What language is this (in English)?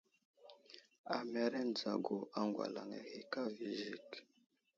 Wuzlam